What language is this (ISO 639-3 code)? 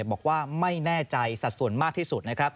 tha